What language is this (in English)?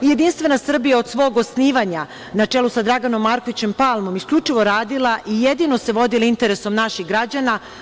Serbian